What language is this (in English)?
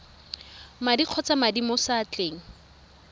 Tswana